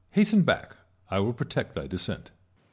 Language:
English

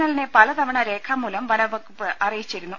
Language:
Malayalam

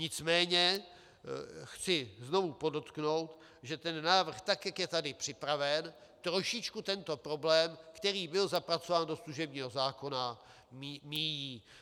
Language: Czech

